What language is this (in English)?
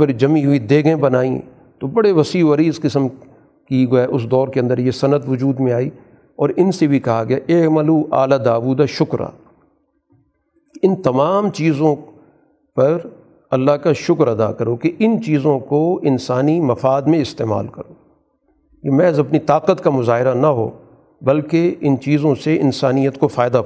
Urdu